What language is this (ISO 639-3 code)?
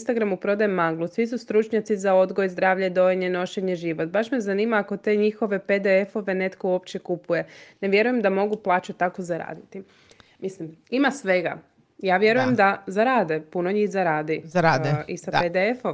hrv